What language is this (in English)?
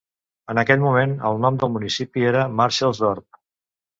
Catalan